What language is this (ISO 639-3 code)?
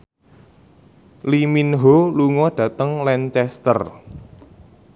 jav